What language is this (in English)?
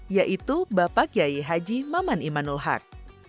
Indonesian